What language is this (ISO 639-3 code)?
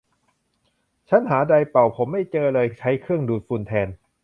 tha